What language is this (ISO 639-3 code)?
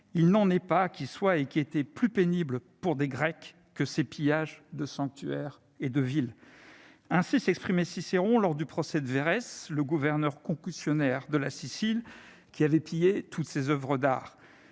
fra